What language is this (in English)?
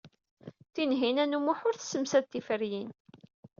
Kabyle